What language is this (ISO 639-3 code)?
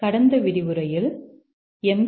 tam